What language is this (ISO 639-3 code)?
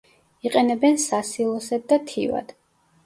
kat